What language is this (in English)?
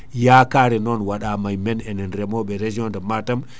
Fula